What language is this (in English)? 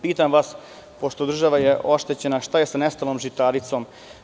Serbian